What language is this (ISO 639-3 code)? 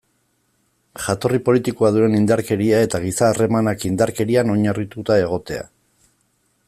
eus